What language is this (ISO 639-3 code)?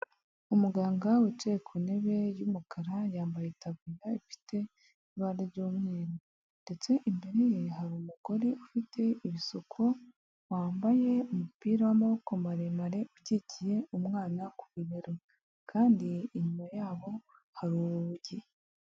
kin